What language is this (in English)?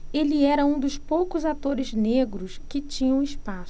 Portuguese